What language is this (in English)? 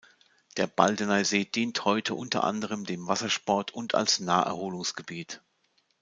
German